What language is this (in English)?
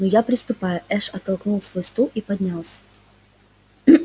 Russian